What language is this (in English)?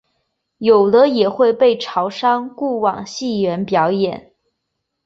Chinese